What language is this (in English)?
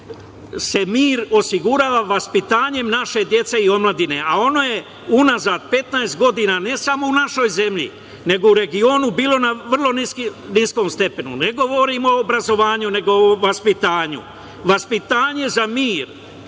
Serbian